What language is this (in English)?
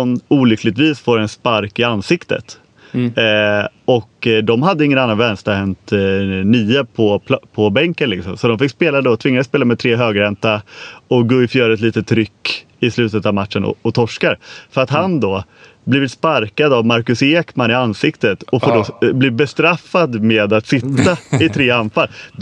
Swedish